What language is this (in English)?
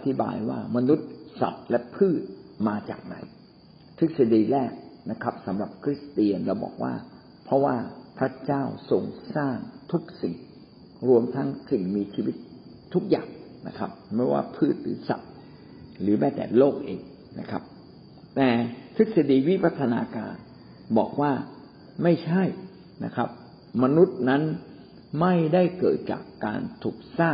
Thai